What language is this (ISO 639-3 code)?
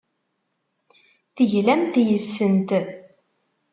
kab